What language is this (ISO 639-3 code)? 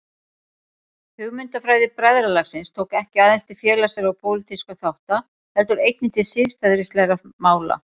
isl